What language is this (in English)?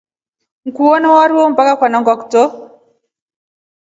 Rombo